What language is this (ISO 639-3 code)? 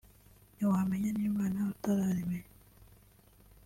kin